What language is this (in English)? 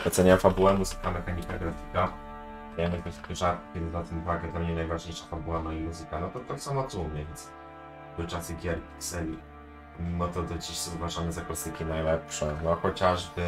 Polish